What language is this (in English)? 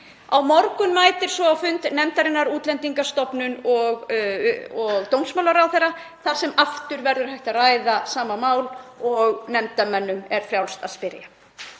Icelandic